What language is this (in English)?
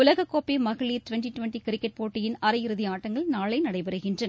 Tamil